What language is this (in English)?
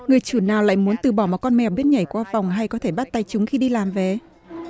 Vietnamese